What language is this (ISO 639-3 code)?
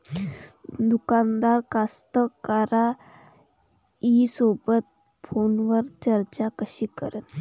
mar